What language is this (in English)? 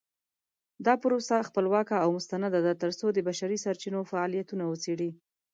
Pashto